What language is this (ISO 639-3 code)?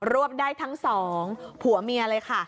tha